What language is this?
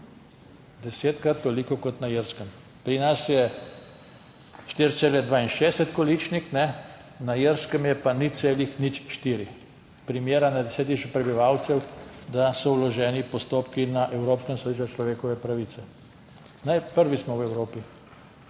Slovenian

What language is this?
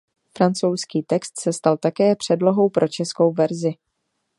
Czech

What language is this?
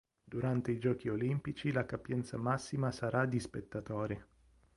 Italian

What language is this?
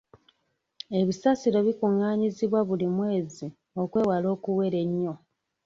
Ganda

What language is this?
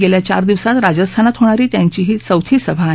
Marathi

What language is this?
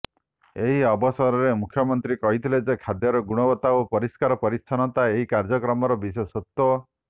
Odia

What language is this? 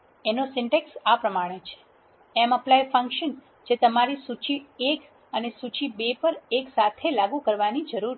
Gujarati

